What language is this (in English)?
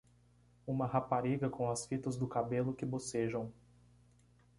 Portuguese